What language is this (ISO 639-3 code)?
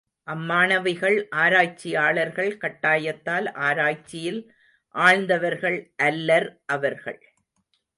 tam